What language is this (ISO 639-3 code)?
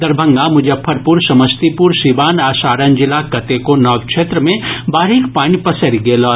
mai